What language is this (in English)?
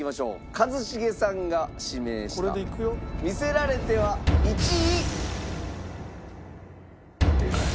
Japanese